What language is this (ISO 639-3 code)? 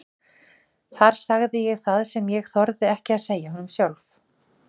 isl